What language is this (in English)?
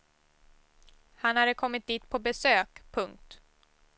Swedish